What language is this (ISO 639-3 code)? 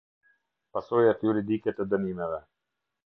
sqi